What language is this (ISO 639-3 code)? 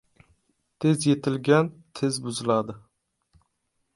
uzb